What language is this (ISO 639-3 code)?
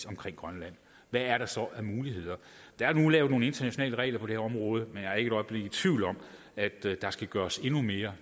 dan